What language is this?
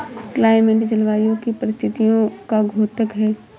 Hindi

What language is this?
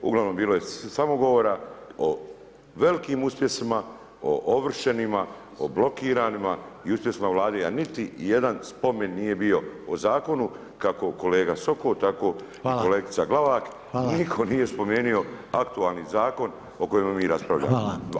Croatian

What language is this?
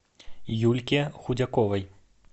Russian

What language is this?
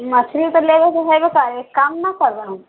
Maithili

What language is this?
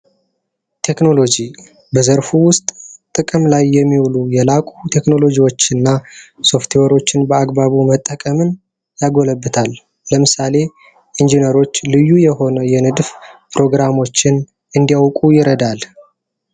Amharic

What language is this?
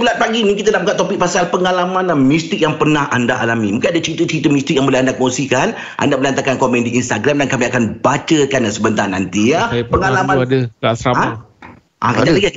Malay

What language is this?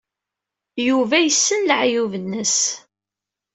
Kabyle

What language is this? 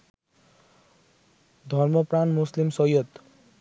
Bangla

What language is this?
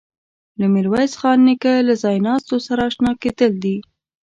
Pashto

